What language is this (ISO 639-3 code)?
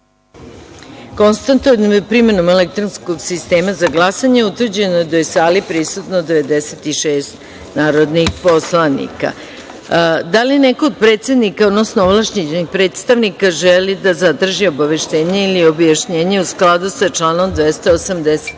srp